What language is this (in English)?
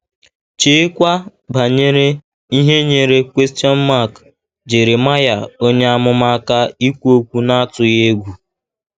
Igbo